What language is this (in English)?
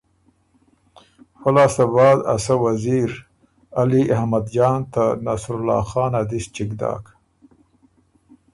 Ormuri